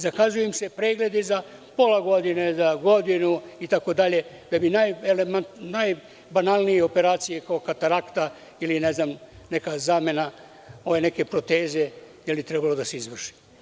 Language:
Serbian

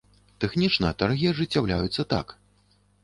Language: Belarusian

